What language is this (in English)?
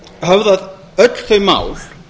Icelandic